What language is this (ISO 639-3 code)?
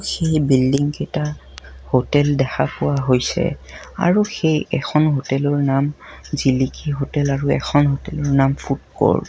asm